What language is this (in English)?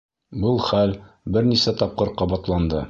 Bashkir